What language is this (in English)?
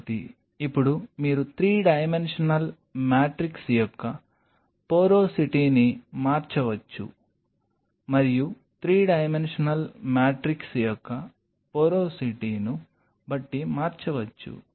Telugu